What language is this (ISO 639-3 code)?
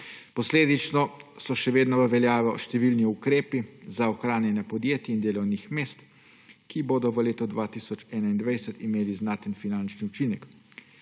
slv